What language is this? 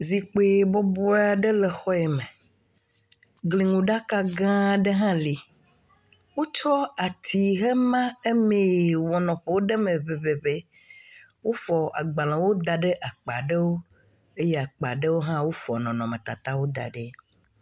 Ewe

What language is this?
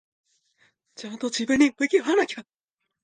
Japanese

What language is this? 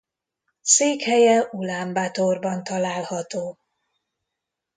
Hungarian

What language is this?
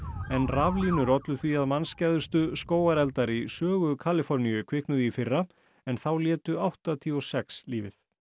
Icelandic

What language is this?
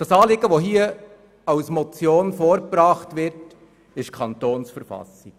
Swiss German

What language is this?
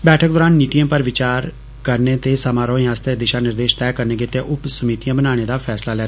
Dogri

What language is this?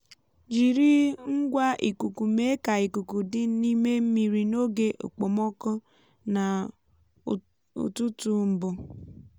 Igbo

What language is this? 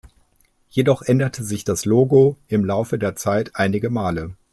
German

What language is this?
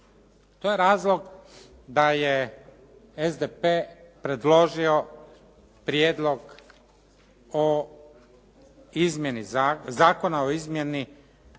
Croatian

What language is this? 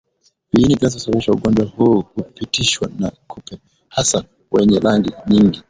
Swahili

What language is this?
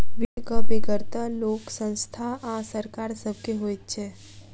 Maithili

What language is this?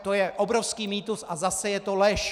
Czech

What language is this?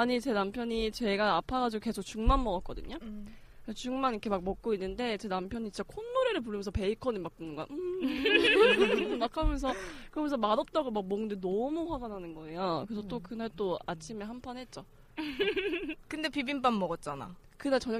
Korean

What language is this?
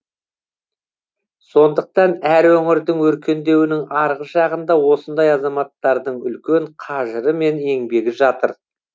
Kazakh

